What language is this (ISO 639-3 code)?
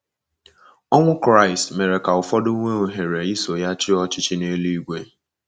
ibo